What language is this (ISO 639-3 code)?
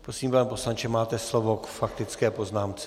ces